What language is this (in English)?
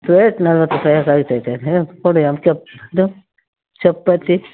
Kannada